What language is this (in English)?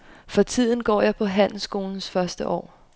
Danish